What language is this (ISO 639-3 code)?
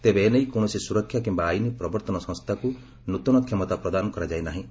ori